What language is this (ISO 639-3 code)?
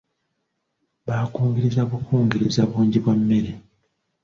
lug